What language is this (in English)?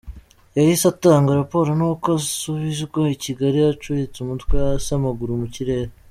Kinyarwanda